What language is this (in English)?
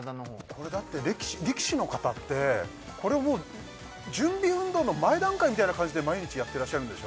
Japanese